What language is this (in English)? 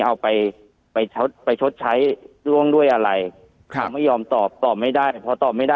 Thai